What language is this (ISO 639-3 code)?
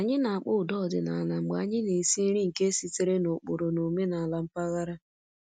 ibo